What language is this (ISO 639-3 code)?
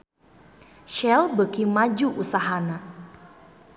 sun